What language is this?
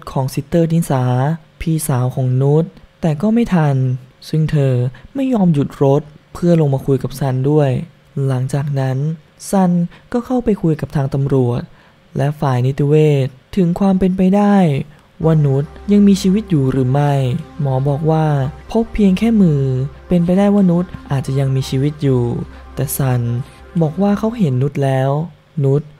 Thai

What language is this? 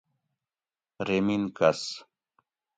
Gawri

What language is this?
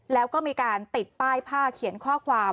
Thai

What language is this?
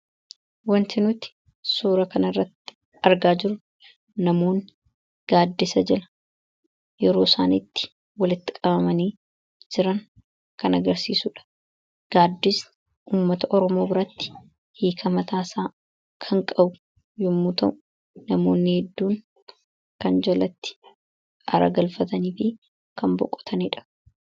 Oromo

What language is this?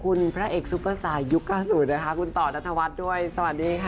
Thai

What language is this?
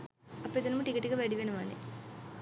Sinhala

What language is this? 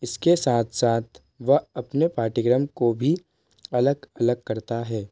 Hindi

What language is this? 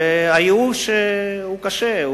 Hebrew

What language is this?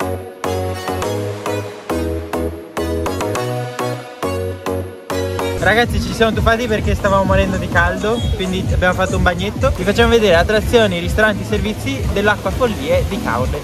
Italian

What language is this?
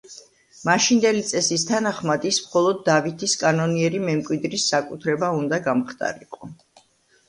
Georgian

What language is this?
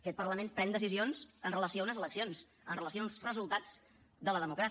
Catalan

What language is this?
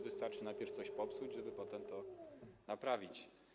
Polish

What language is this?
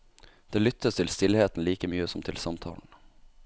Norwegian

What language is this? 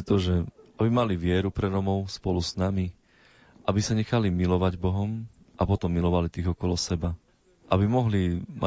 Slovak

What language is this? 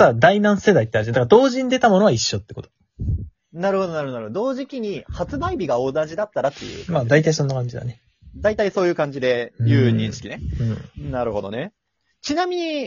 Japanese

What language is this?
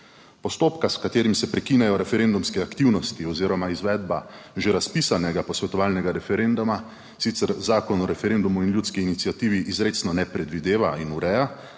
Slovenian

